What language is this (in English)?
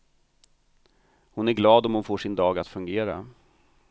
Swedish